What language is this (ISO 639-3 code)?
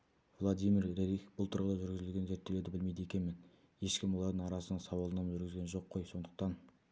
kaz